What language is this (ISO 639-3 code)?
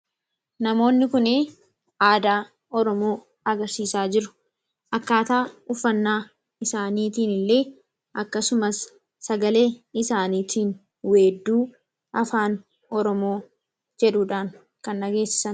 orm